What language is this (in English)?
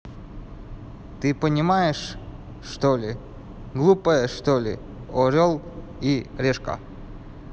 Russian